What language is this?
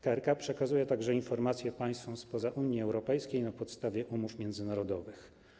Polish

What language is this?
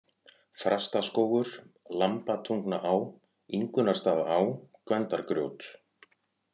Icelandic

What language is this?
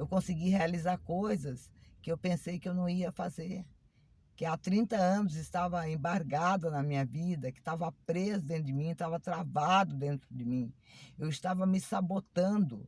Portuguese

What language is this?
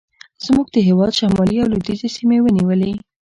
Pashto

